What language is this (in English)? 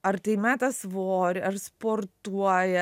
Lithuanian